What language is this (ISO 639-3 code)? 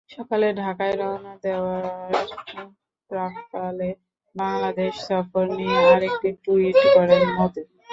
ben